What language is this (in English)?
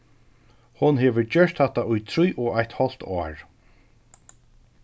Faroese